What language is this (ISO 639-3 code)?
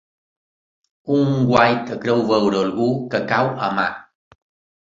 cat